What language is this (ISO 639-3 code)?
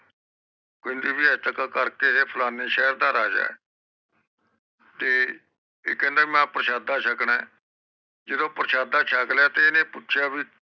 pan